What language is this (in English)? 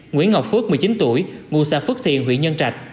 Vietnamese